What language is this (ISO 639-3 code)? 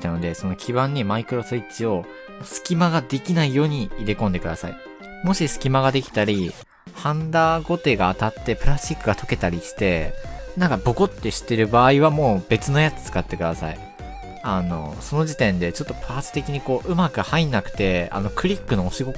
jpn